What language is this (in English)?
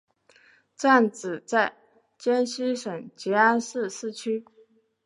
Chinese